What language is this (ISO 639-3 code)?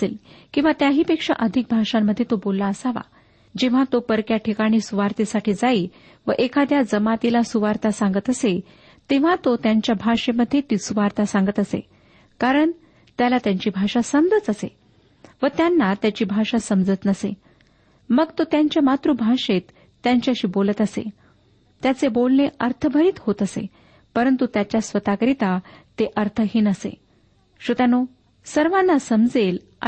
mar